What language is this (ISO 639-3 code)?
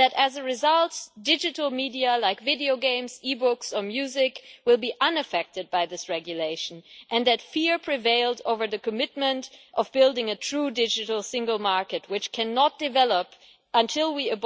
eng